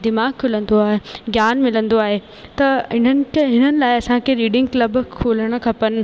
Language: Sindhi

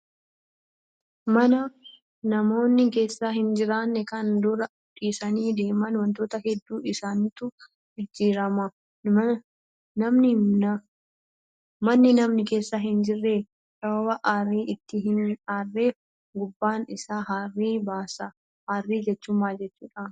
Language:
Oromo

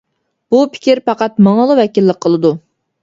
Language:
Uyghur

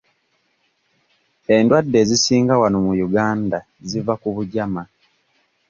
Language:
Ganda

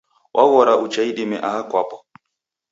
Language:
Taita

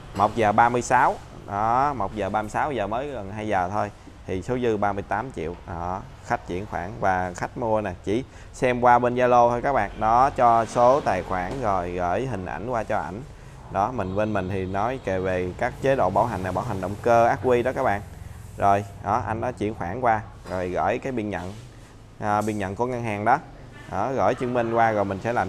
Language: Vietnamese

